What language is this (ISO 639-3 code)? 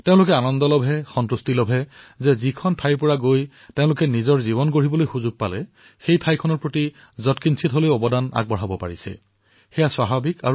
asm